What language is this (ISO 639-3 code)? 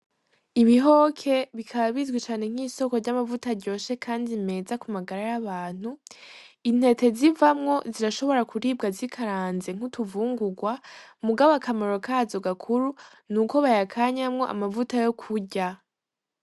run